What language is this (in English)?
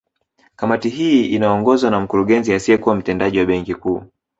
Swahili